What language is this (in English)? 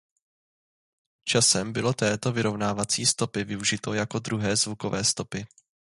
Czech